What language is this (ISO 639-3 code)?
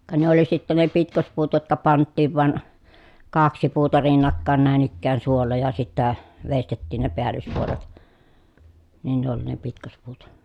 fin